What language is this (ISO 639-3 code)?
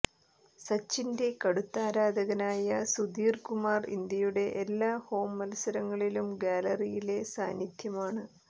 mal